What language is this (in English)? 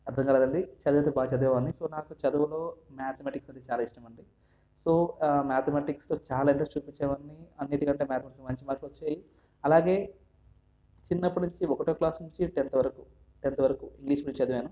Telugu